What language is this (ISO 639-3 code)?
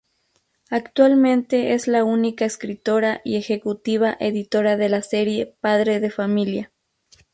spa